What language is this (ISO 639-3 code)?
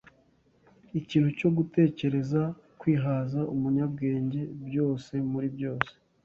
kin